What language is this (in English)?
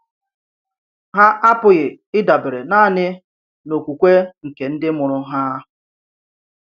Igbo